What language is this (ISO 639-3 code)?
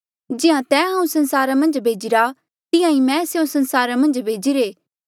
mjl